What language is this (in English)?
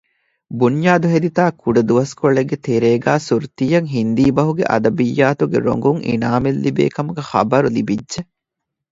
Divehi